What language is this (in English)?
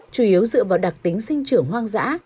Vietnamese